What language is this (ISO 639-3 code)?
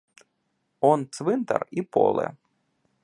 ukr